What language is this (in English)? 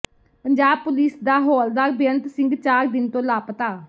Punjabi